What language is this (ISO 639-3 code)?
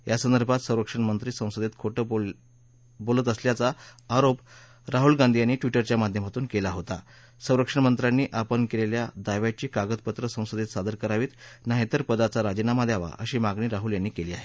mar